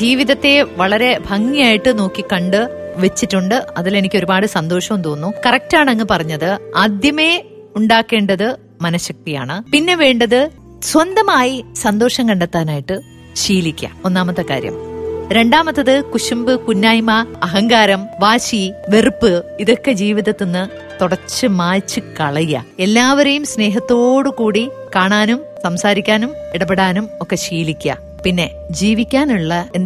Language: Malayalam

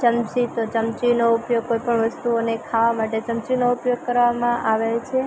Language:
Gujarati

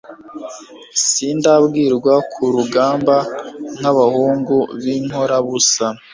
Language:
Kinyarwanda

